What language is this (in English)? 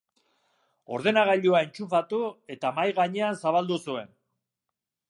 Basque